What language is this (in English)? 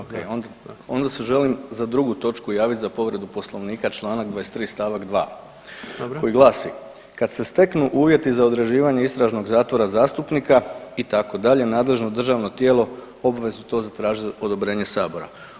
Croatian